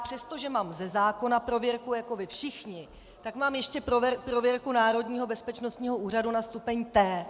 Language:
Czech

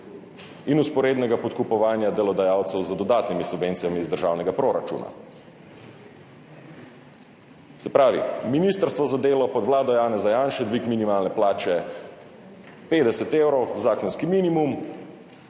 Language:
Slovenian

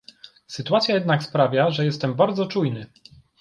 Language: Polish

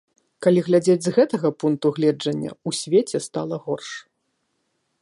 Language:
Belarusian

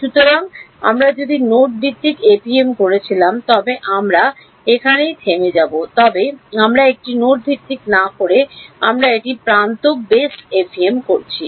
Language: Bangla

